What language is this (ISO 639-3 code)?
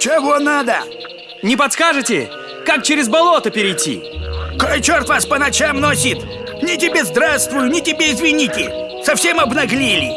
rus